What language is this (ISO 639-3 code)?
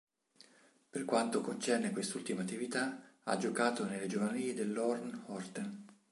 ita